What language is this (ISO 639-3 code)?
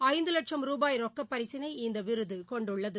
tam